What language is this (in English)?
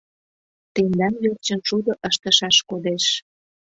Mari